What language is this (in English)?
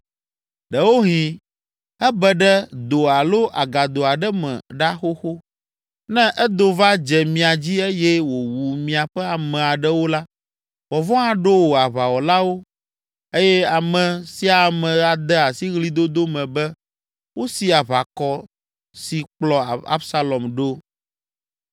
Ewe